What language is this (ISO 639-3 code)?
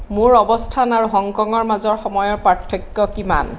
asm